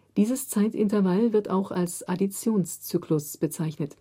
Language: German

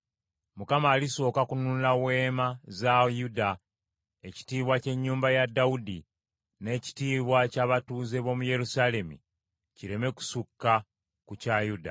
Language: Ganda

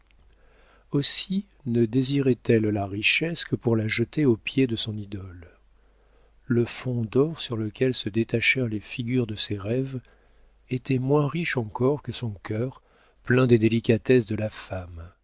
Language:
French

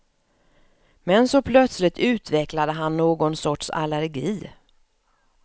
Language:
Swedish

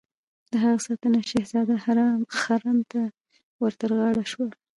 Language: Pashto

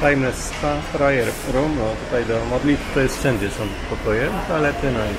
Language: Polish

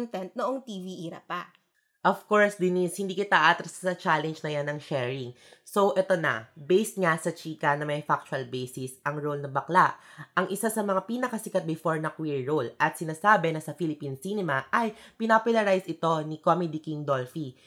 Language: Filipino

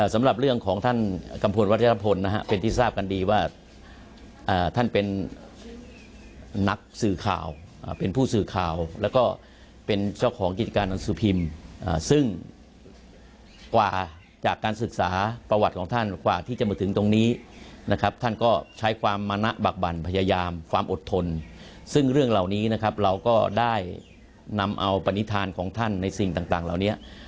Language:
Thai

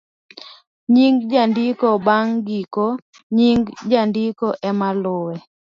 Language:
Luo (Kenya and Tanzania)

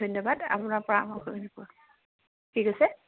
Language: Assamese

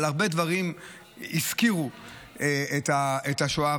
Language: Hebrew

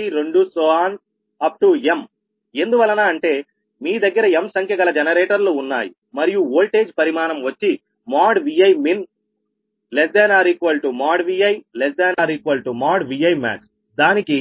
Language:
Telugu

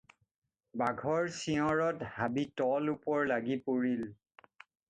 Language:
Assamese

